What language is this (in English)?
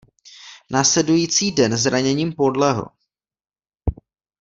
Czech